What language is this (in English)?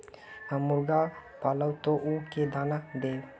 Magahi